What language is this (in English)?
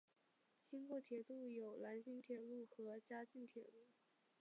Chinese